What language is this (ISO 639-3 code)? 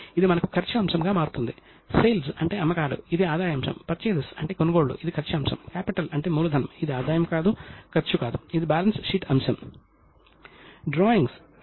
tel